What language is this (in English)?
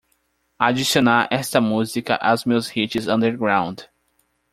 Portuguese